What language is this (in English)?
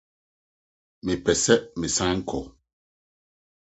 Akan